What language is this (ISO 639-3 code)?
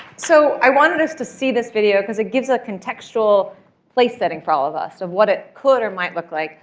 eng